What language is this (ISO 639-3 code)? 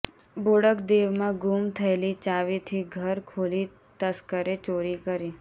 guj